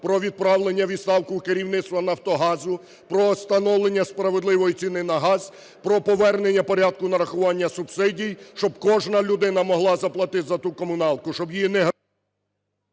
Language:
Ukrainian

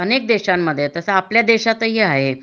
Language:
Marathi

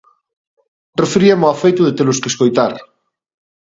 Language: Galician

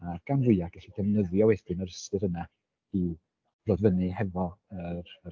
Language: Welsh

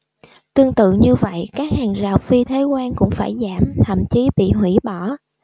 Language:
Vietnamese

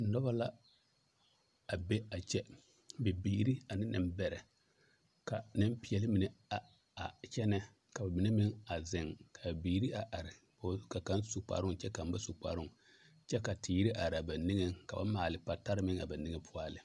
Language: Southern Dagaare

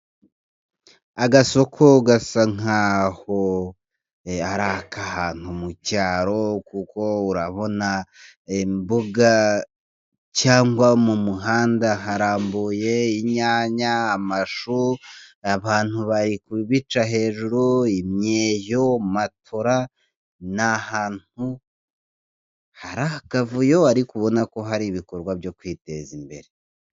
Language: Kinyarwanda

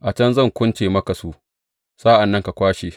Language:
Hausa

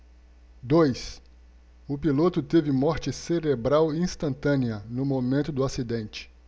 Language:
Portuguese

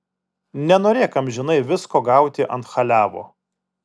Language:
Lithuanian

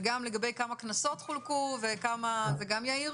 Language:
Hebrew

